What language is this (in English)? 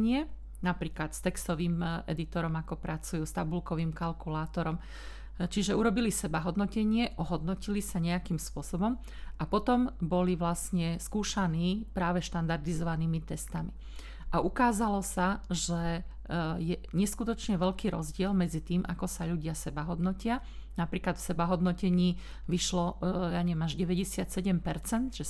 Slovak